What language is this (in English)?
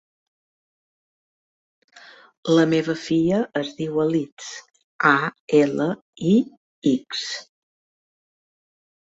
Catalan